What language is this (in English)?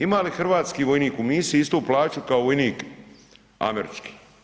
Croatian